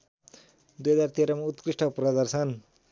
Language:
Nepali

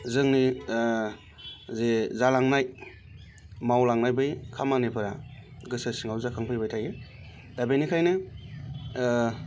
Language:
Bodo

